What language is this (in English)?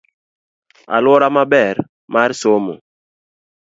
Luo (Kenya and Tanzania)